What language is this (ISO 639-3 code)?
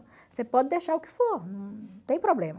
por